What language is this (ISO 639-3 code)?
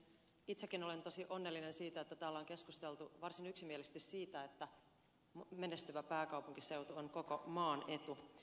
fin